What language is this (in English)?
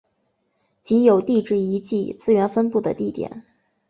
Chinese